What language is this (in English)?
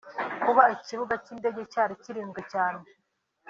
Kinyarwanda